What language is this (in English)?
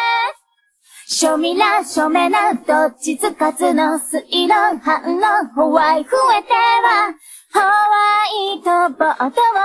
Japanese